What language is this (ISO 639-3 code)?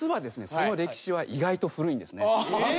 jpn